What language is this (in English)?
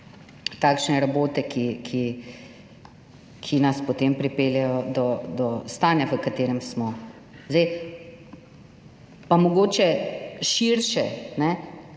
Slovenian